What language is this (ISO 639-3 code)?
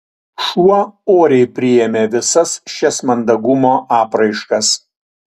lit